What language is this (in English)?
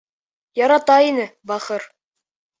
Bashkir